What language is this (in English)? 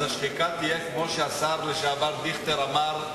Hebrew